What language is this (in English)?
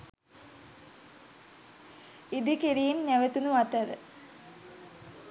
Sinhala